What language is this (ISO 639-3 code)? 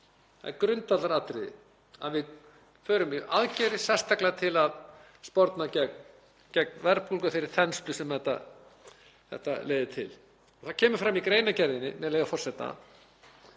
isl